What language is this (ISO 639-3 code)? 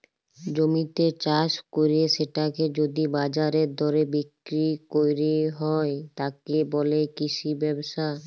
ben